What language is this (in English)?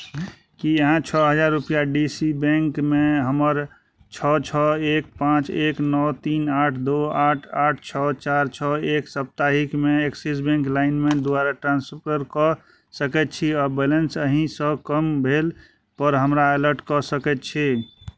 Maithili